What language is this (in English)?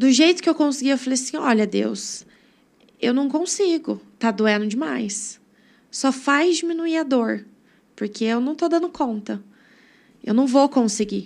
Portuguese